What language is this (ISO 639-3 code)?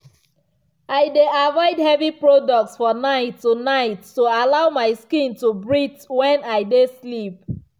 pcm